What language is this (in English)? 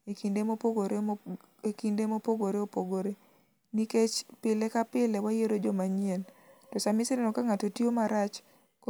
Luo (Kenya and Tanzania)